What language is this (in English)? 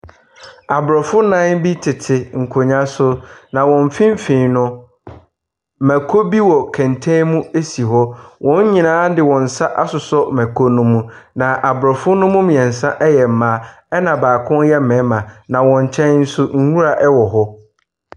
Akan